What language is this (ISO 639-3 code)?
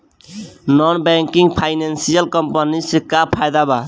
bho